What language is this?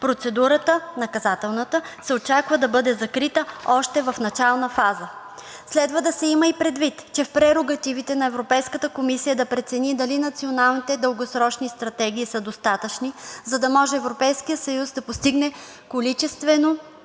Bulgarian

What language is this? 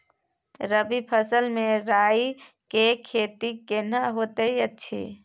Maithili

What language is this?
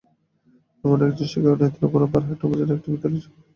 Bangla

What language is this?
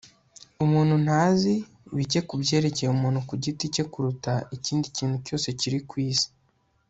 Kinyarwanda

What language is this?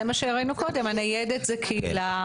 Hebrew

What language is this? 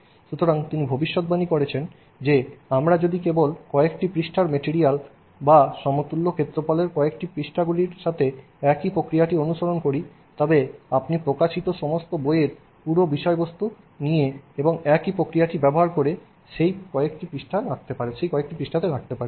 Bangla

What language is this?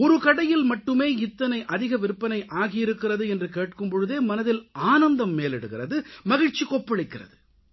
Tamil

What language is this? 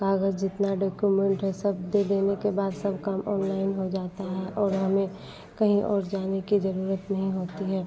Hindi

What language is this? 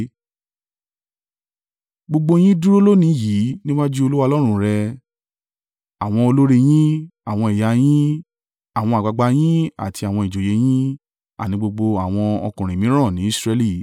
Yoruba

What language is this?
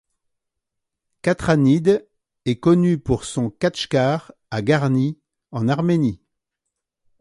French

